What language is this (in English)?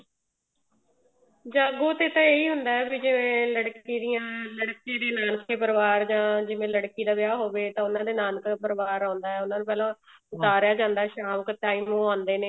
Punjabi